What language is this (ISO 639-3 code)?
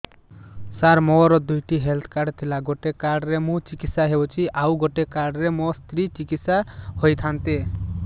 ori